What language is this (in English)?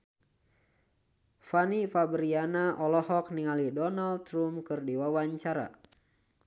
Sundanese